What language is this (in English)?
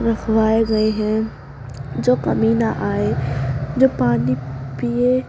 Urdu